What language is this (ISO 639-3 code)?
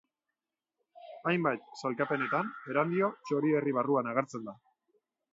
eus